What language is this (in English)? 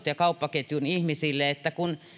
Finnish